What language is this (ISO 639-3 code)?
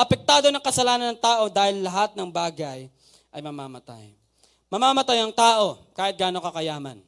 fil